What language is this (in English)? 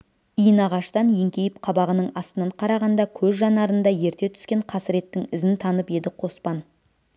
Kazakh